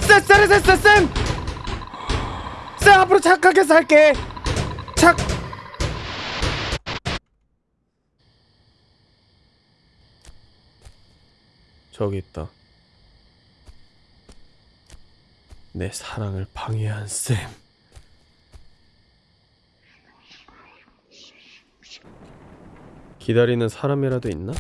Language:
Korean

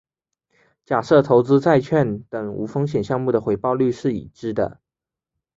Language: Chinese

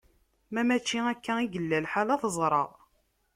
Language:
Kabyle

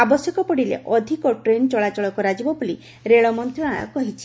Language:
Odia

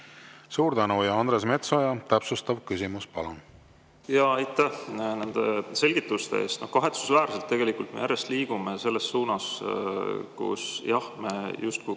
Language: Estonian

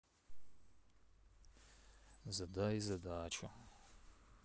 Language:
Russian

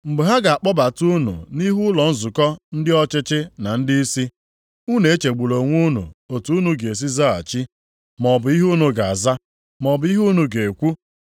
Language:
Igbo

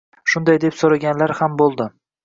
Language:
Uzbek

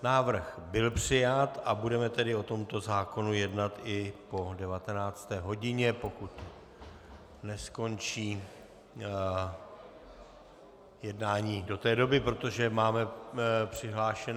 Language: Czech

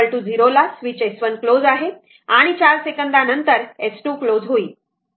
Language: Marathi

